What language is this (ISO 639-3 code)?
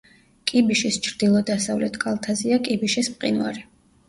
kat